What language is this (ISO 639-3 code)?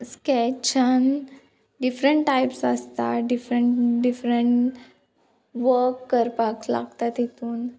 kok